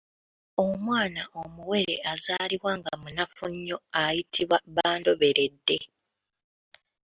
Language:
Ganda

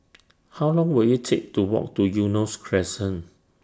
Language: English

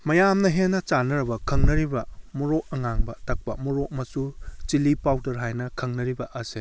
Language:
Manipuri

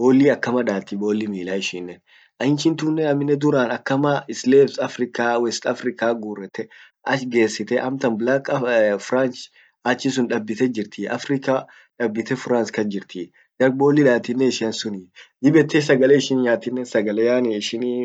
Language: Orma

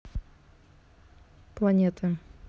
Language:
Russian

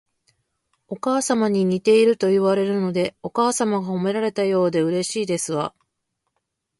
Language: Japanese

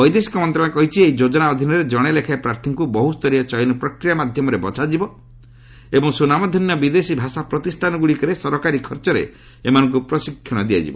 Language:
Odia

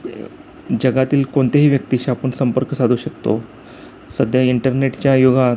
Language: Marathi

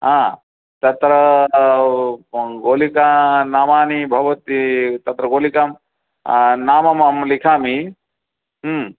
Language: Sanskrit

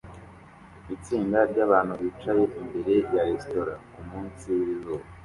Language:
Kinyarwanda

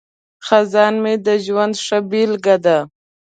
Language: Pashto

